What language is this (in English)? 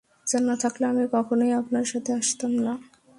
Bangla